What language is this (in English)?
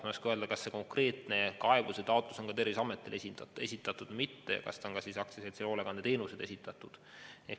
Estonian